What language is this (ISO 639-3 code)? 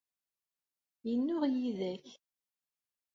kab